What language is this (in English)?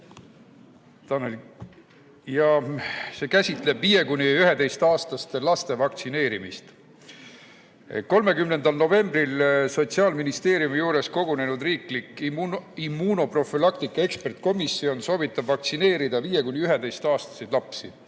Estonian